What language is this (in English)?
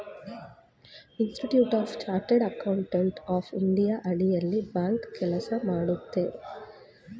Kannada